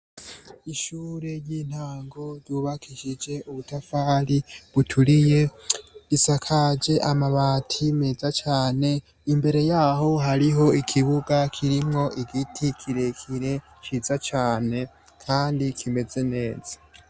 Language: Rundi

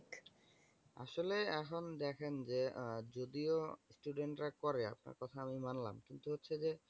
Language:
Bangla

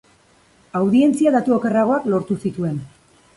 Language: Basque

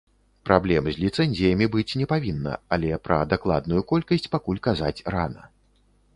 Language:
Belarusian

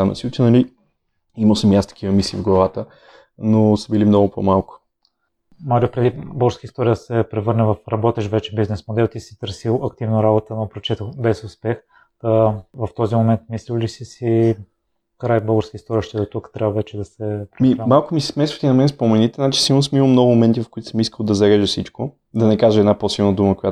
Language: Bulgarian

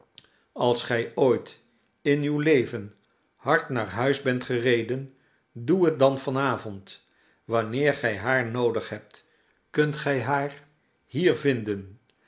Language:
Dutch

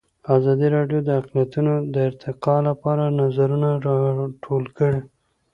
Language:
Pashto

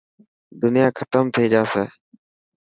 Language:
Dhatki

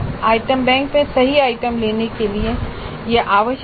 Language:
Hindi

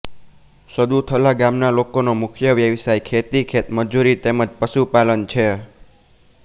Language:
Gujarati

